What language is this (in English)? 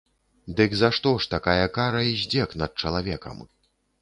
Belarusian